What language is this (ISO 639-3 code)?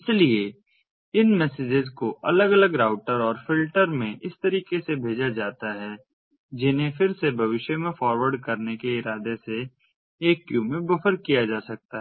hin